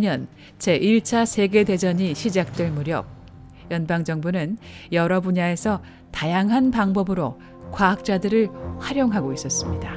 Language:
Korean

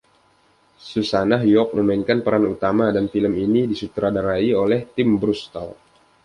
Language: Indonesian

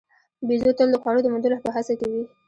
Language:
Pashto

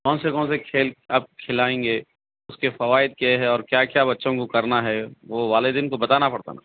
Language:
Urdu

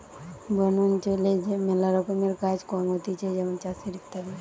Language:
Bangla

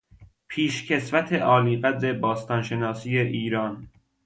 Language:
Persian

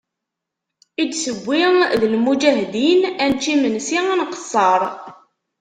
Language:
Kabyle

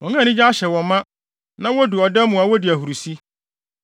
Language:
Akan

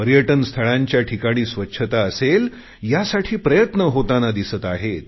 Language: Marathi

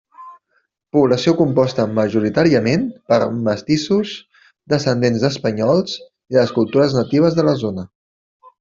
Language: Catalan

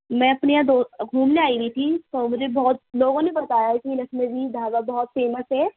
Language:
Urdu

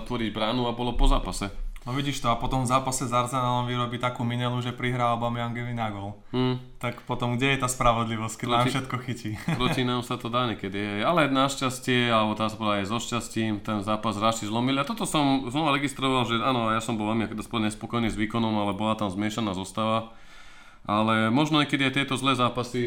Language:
Slovak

